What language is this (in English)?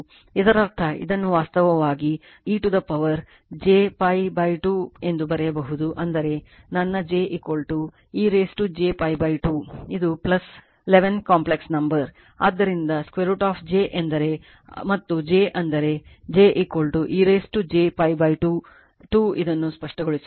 Kannada